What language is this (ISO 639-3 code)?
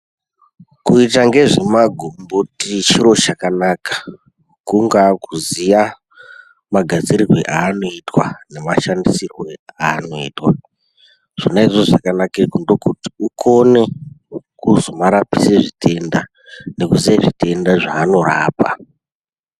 ndc